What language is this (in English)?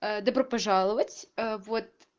Russian